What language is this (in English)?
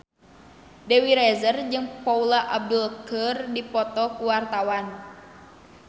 Sundanese